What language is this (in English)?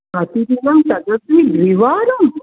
Sanskrit